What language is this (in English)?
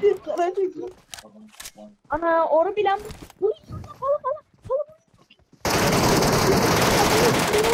Turkish